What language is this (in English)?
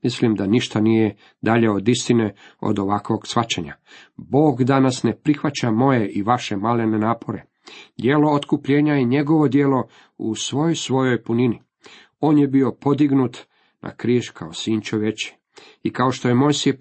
Croatian